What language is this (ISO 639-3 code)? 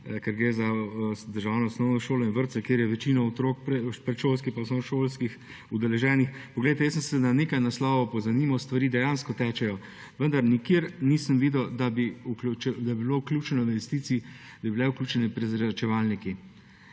slv